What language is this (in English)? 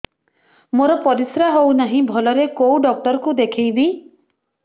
Odia